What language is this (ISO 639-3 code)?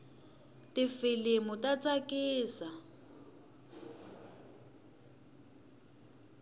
tso